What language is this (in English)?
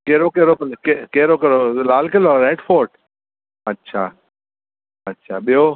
Sindhi